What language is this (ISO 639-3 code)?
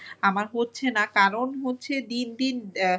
ben